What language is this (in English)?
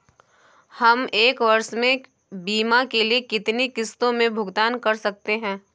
Hindi